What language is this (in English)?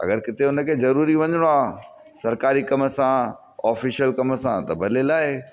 Sindhi